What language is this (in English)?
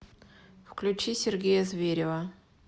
Russian